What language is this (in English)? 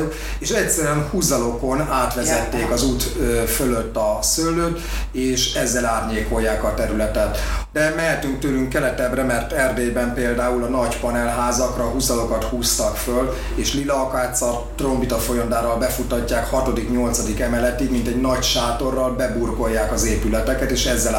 Hungarian